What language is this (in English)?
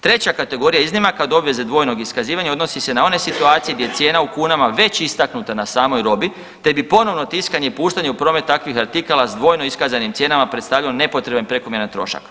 Croatian